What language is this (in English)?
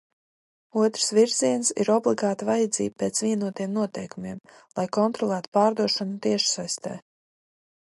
Latvian